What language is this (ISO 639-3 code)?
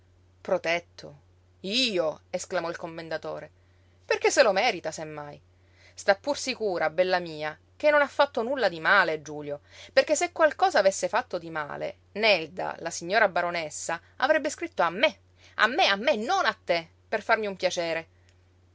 ita